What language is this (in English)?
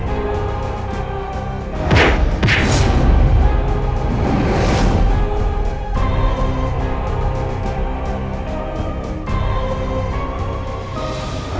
Indonesian